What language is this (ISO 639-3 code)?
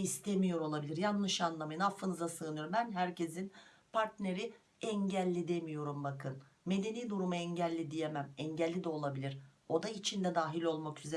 tur